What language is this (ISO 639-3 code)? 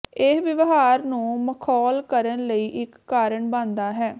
pan